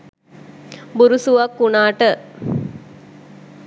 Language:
Sinhala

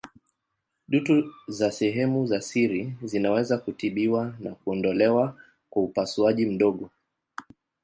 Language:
Swahili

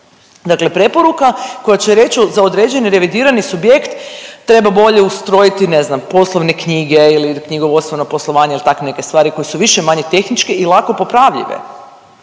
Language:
Croatian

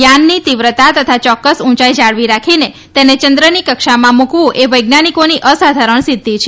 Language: Gujarati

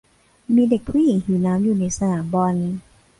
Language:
Thai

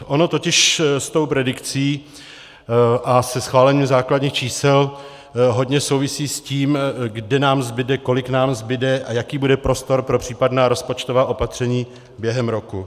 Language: Czech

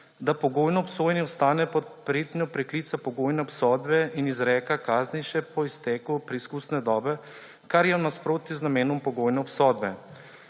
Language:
Slovenian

